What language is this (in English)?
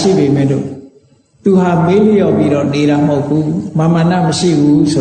Vietnamese